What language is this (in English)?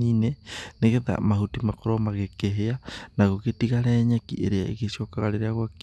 Kikuyu